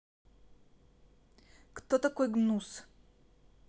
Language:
Russian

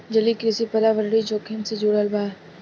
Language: Bhojpuri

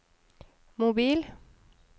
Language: Norwegian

